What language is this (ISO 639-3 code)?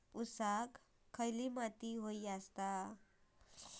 mar